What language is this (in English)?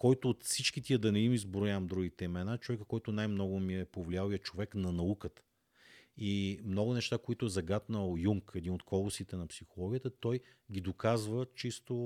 Bulgarian